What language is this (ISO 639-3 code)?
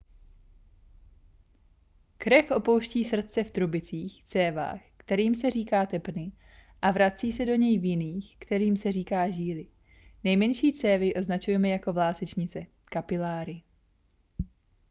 ces